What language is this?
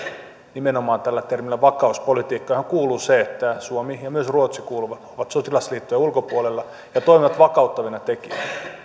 Finnish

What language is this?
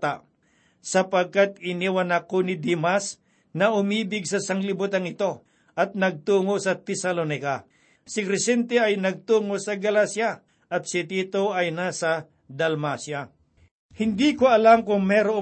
Filipino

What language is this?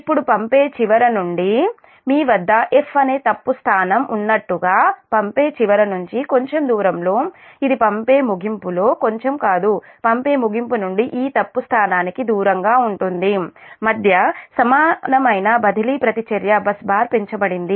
Telugu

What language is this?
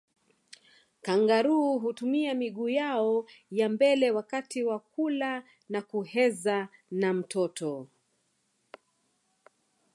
Swahili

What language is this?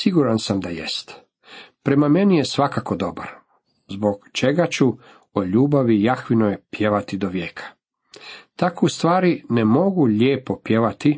Croatian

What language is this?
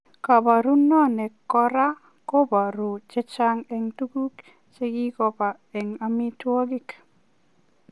Kalenjin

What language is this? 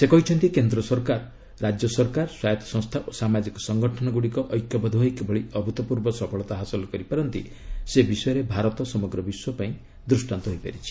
Odia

